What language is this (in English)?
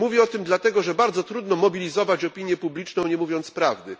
Polish